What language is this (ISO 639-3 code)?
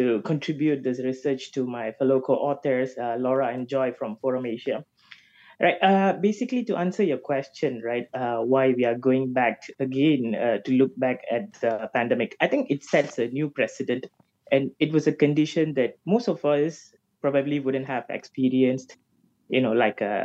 eng